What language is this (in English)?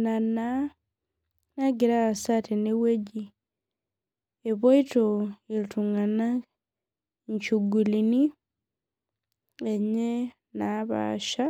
Masai